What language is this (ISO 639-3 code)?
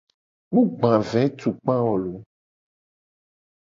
gej